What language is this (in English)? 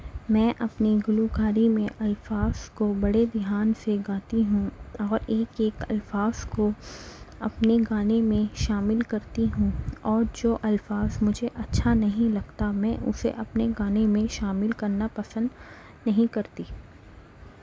Urdu